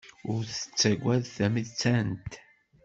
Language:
Kabyle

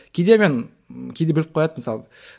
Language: Kazakh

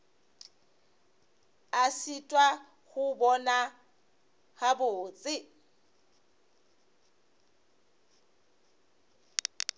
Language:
Northern Sotho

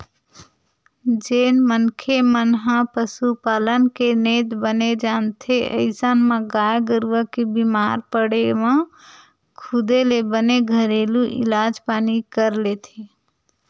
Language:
Chhattisgarhi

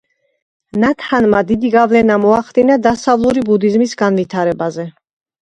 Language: Georgian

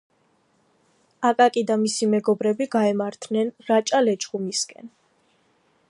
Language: Georgian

